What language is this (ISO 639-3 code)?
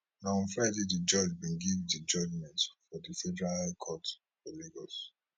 pcm